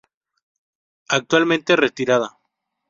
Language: Spanish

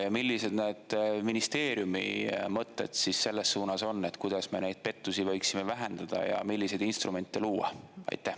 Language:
Estonian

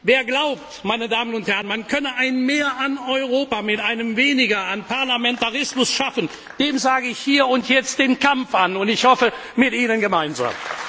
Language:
German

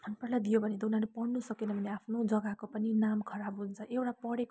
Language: Nepali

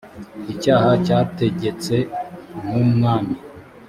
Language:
Kinyarwanda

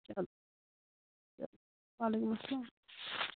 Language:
Kashmiri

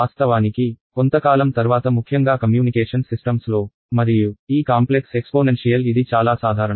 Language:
Telugu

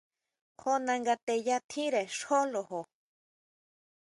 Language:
Huautla Mazatec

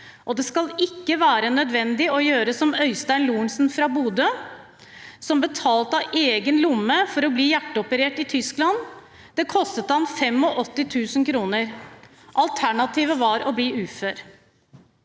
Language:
Norwegian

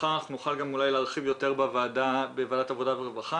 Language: Hebrew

